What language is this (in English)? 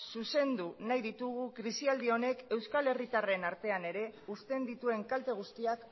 Basque